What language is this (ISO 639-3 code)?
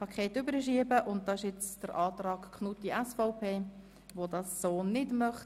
gsw